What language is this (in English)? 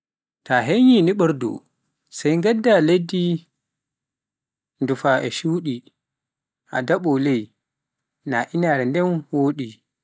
Pular